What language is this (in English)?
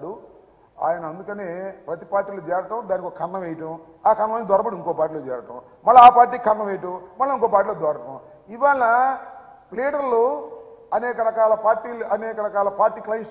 Telugu